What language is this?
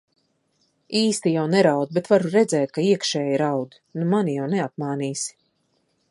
Latvian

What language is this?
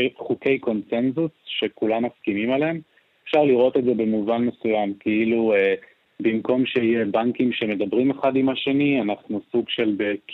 Hebrew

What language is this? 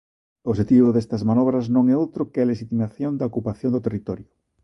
Galician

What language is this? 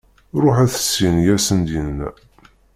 Kabyle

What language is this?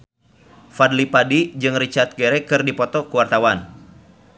Sundanese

